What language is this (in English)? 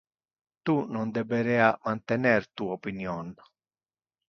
Interlingua